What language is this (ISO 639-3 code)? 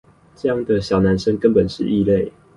zho